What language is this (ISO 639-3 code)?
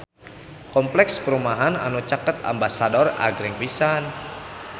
sun